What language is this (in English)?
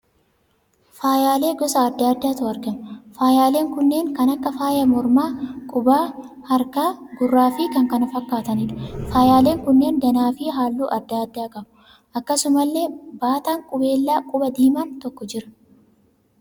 Oromo